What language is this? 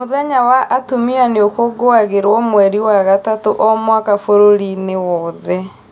Kikuyu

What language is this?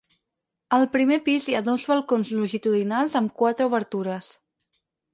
Catalan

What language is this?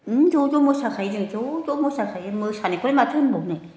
Bodo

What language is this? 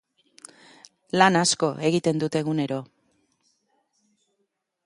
Basque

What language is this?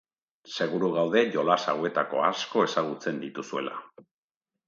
Basque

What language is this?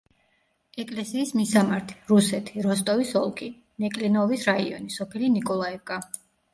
Georgian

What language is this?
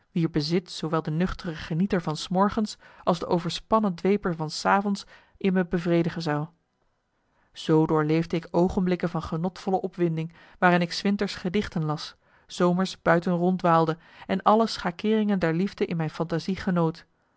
Dutch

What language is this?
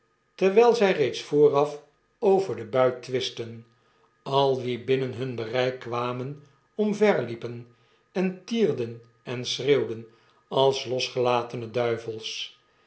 Dutch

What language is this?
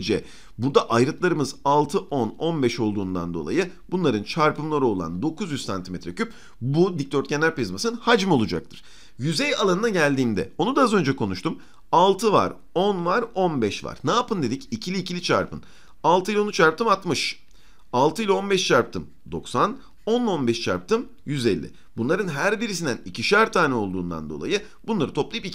Turkish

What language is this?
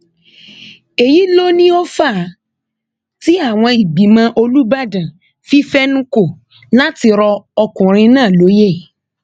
Yoruba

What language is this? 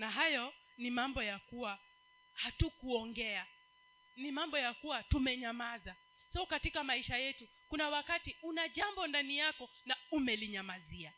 Swahili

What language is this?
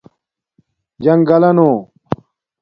Domaaki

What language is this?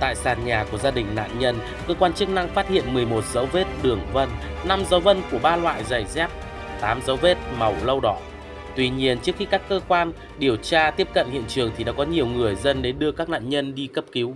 Vietnamese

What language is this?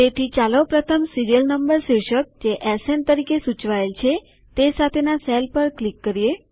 Gujarati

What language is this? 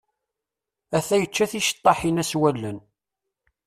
Kabyle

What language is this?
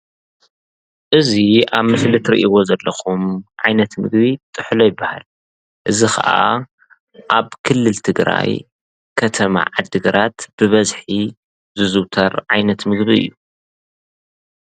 Tigrinya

